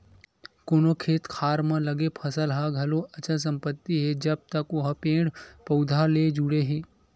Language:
Chhattisgarhi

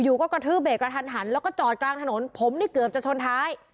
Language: Thai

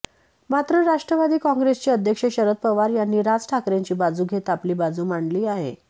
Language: Marathi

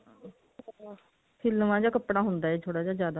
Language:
Punjabi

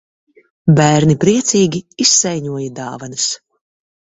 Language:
Latvian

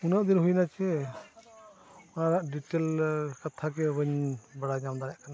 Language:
Santali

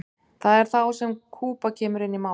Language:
Icelandic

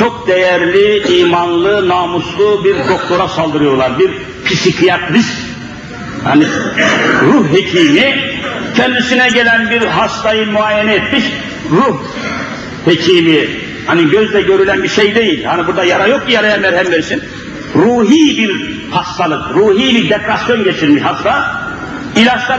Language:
Turkish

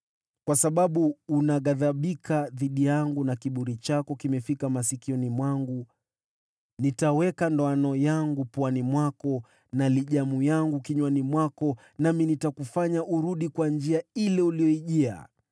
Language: Swahili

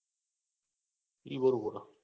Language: Gujarati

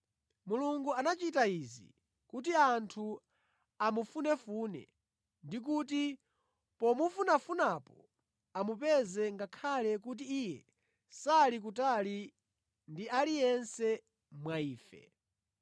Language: Nyanja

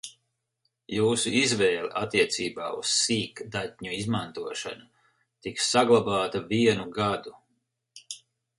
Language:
Latvian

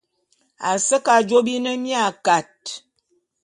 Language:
Bulu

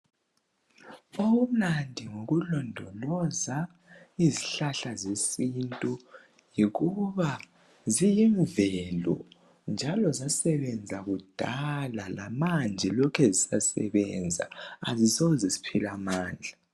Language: North Ndebele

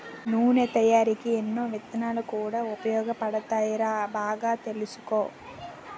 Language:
Telugu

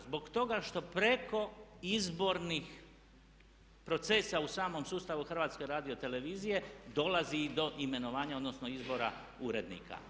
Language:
Croatian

